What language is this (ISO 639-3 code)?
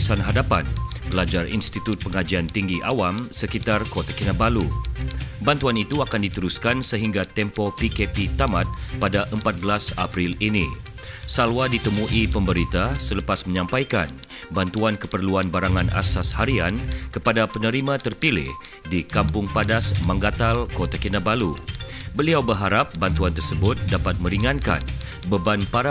msa